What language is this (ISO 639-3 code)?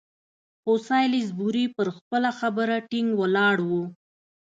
pus